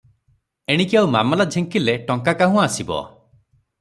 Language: Odia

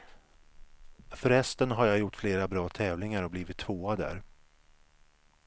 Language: Swedish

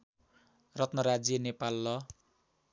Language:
Nepali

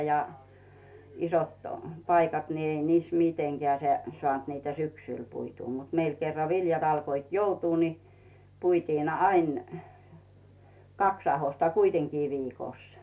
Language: Finnish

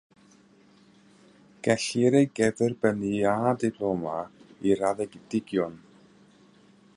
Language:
Welsh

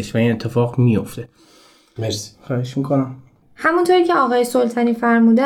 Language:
Persian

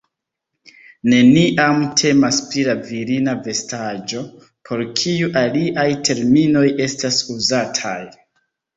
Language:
Esperanto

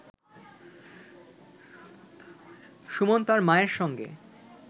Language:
Bangla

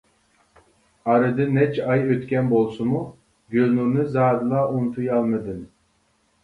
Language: Uyghur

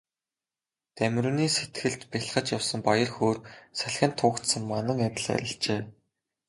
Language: Mongolian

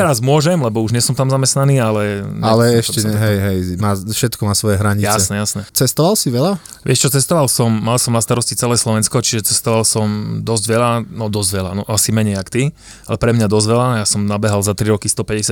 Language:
Slovak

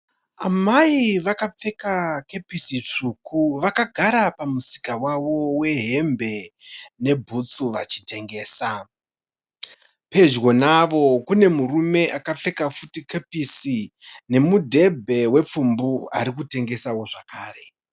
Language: Shona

